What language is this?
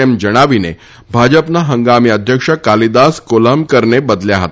Gujarati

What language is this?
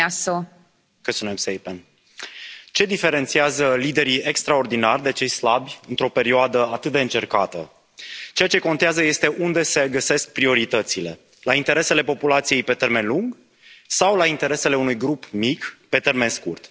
Romanian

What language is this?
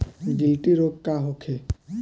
Bhojpuri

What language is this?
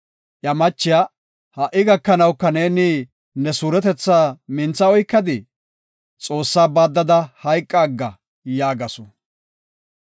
Gofa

